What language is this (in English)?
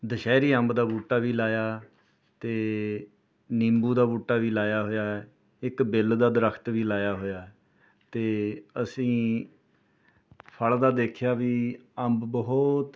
Punjabi